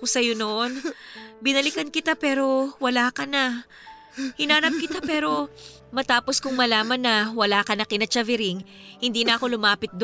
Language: Filipino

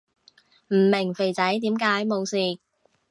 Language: Cantonese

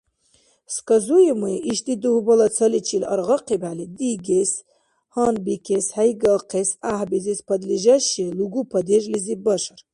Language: Dargwa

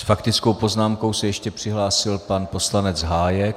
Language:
Czech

